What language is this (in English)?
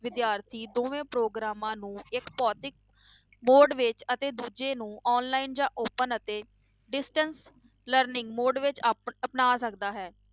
Punjabi